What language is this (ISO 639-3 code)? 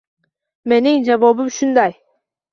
uzb